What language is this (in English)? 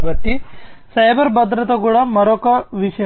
Telugu